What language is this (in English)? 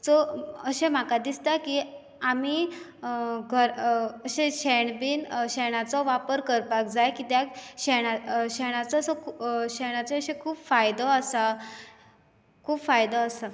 Konkani